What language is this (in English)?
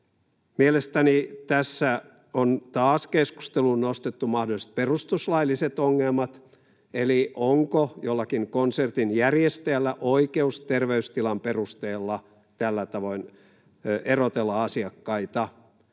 Finnish